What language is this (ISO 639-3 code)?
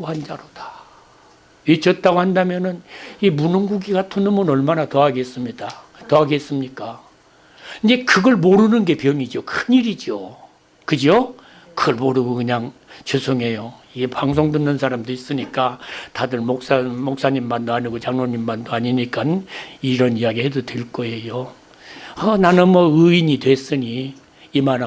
kor